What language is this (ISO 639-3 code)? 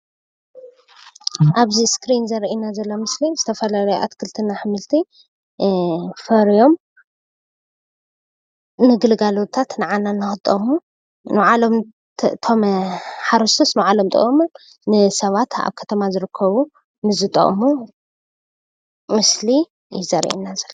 tir